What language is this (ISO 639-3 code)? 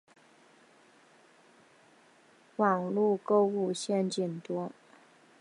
zho